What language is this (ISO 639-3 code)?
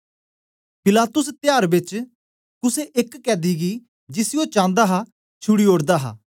doi